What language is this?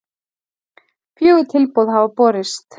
Icelandic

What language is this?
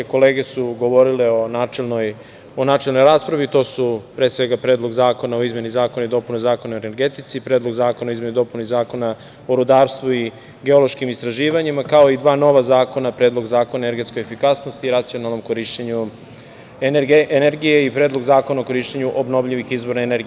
Serbian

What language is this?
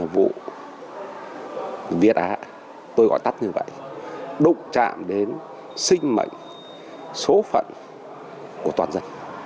Vietnamese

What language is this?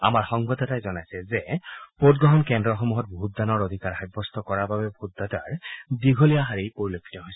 Assamese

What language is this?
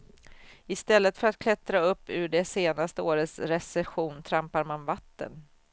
Swedish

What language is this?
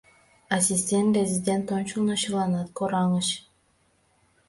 Mari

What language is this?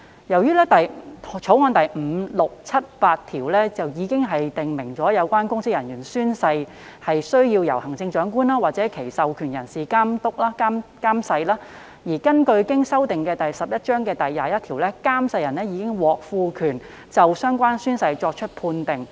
Cantonese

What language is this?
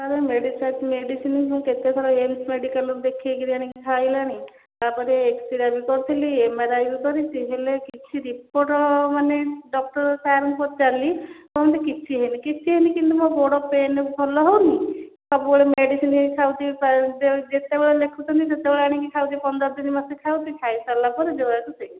Odia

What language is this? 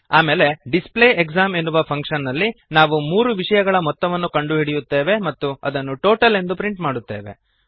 Kannada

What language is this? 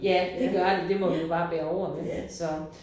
Danish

